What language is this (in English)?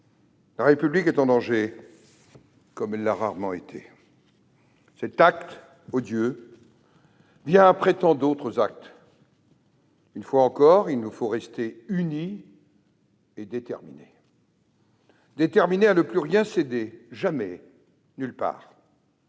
French